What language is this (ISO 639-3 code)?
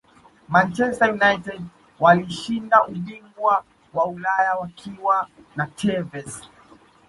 swa